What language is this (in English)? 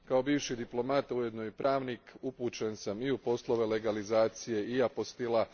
Croatian